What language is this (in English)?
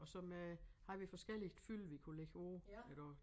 Danish